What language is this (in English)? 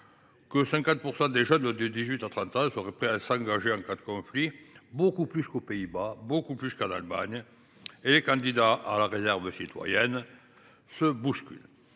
French